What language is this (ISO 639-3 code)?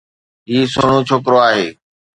snd